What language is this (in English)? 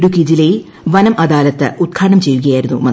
Malayalam